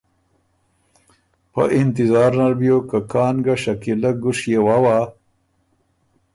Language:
Ormuri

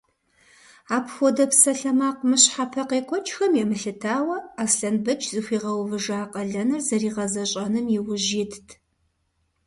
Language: Kabardian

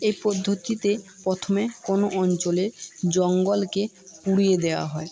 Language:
Bangla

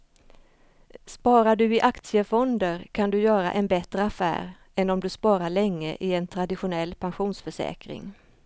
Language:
Swedish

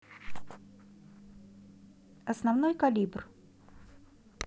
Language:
Russian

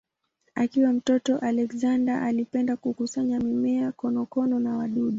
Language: Swahili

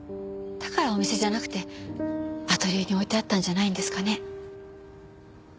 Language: Japanese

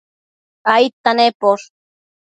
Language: Matsés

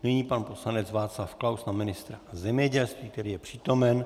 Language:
Czech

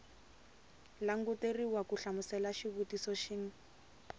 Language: Tsonga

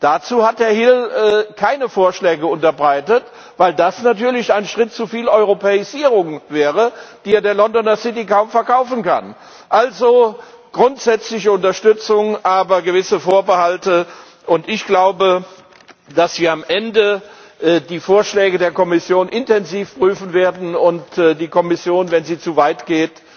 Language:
German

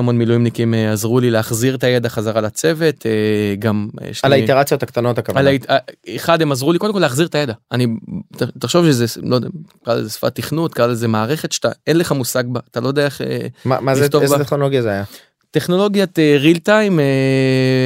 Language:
Hebrew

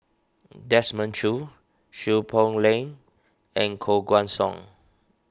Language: English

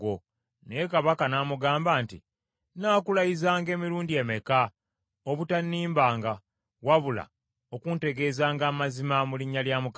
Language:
Ganda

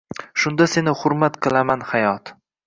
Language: Uzbek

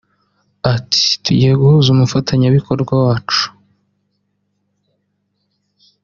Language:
Kinyarwanda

